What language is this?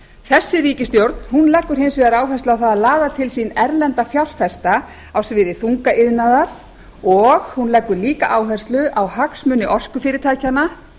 Icelandic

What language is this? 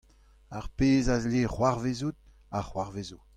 Breton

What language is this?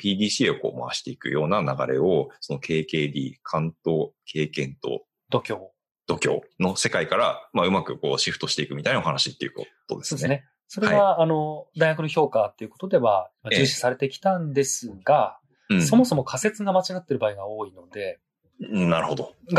Japanese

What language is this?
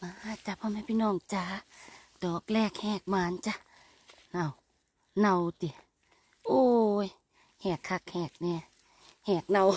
Thai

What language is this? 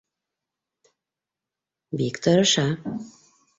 Bashkir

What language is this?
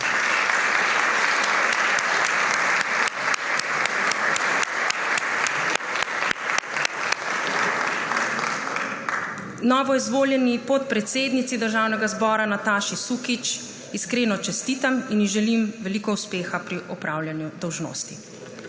Slovenian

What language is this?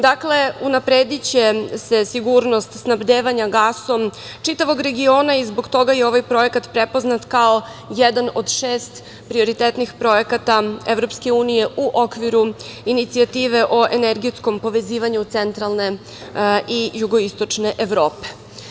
Serbian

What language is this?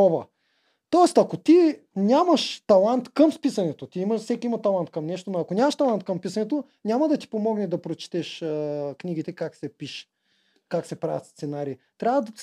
Bulgarian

